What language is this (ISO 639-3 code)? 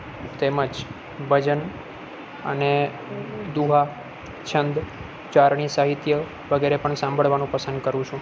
guj